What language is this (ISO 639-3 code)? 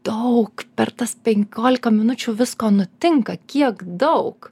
lit